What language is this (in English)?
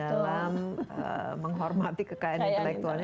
Indonesian